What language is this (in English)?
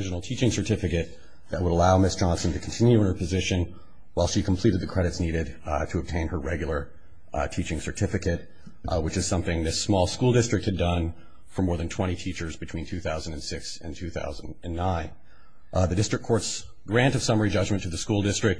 English